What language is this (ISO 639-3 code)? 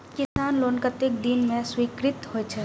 mai